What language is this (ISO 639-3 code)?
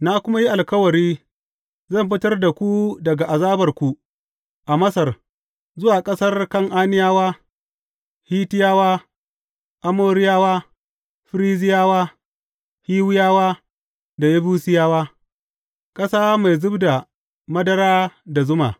hau